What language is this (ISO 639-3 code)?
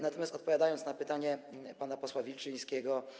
pol